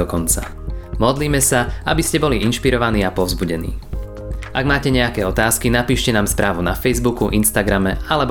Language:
Slovak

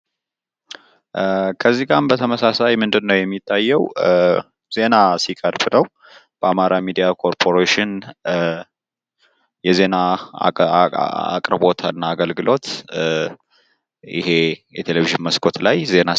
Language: Amharic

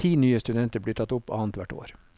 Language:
Norwegian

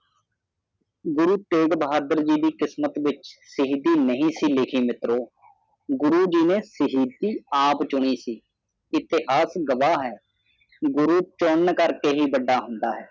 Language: Punjabi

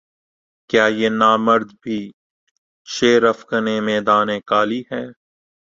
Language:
Urdu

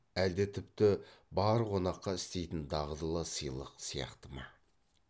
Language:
Kazakh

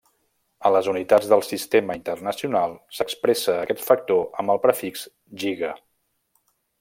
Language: Catalan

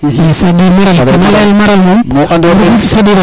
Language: Serer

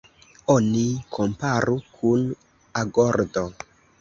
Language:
Esperanto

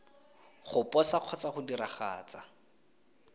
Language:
Tswana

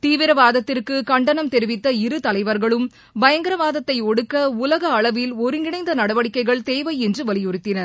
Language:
Tamil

